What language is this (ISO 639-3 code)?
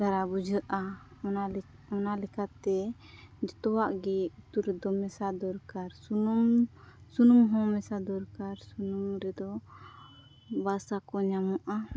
sat